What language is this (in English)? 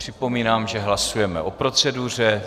Czech